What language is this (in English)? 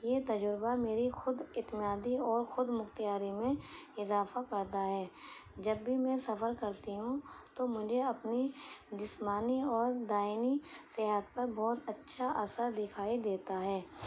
Urdu